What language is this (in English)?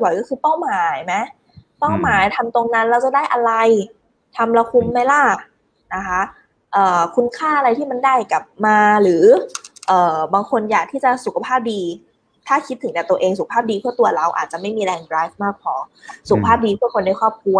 Thai